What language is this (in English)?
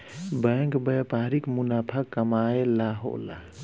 Bhojpuri